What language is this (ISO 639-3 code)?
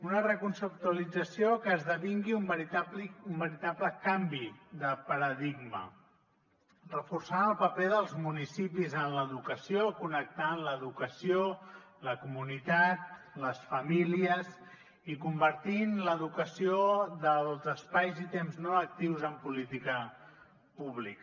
cat